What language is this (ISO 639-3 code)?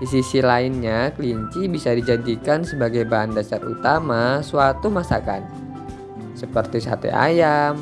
ind